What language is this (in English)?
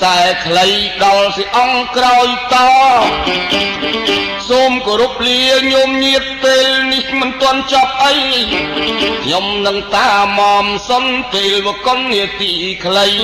Thai